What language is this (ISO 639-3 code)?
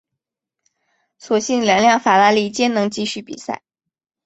zho